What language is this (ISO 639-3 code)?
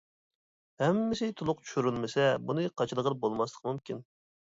uig